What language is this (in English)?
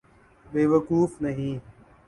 Urdu